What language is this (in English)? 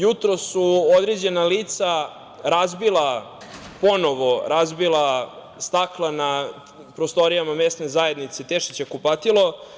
Serbian